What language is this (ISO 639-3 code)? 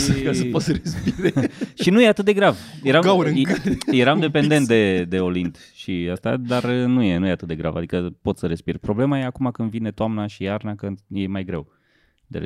ron